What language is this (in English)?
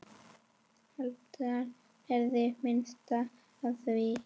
Icelandic